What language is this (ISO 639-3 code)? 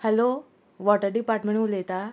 kok